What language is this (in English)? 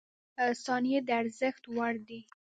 Pashto